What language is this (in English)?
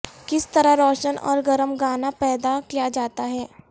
Urdu